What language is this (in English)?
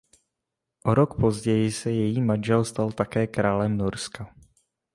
Czech